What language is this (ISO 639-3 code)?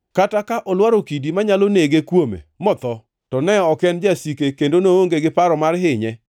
luo